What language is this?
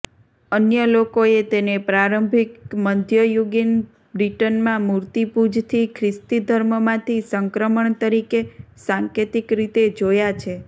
Gujarati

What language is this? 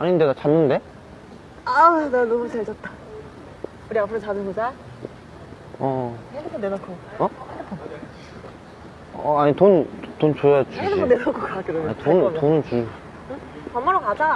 Korean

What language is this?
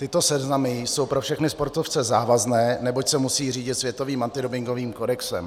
Czech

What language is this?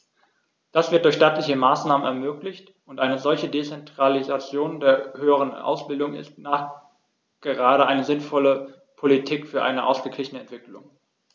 German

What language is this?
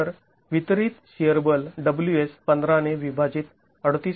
Marathi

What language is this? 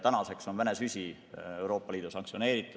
Estonian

